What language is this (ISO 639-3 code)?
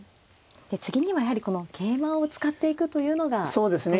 jpn